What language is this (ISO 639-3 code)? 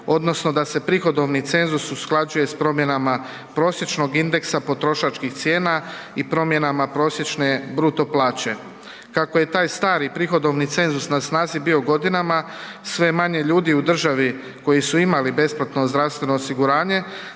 hrv